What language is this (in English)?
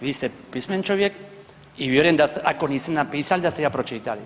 Croatian